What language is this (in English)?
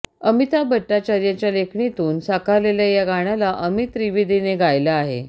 Marathi